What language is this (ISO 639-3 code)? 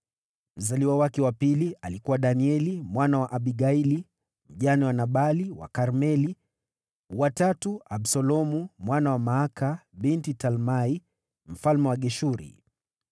swa